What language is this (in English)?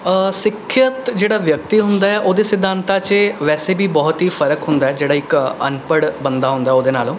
Punjabi